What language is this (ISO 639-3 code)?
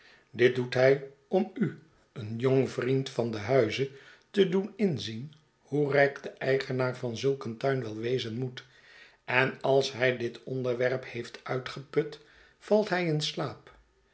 nld